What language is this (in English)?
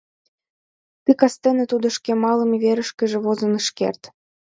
Mari